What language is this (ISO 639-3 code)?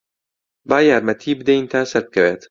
ckb